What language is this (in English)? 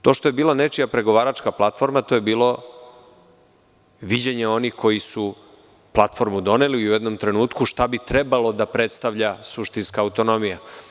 Serbian